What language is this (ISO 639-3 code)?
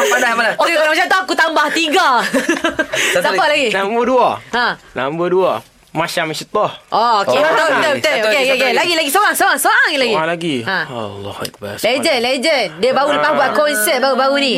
msa